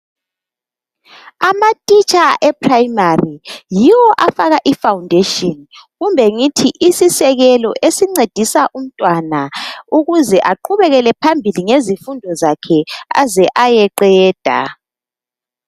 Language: North Ndebele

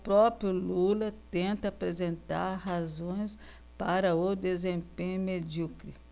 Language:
Portuguese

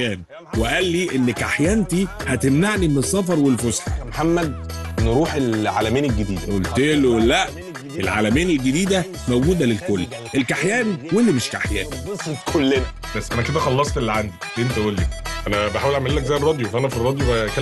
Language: Arabic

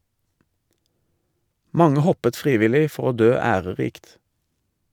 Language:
Norwegian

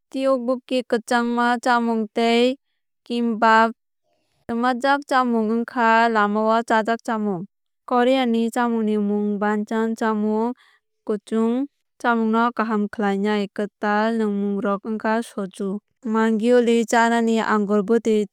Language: Kok Borok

